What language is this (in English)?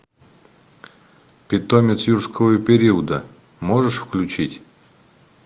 Russian